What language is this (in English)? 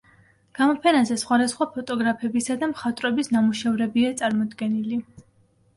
Georgian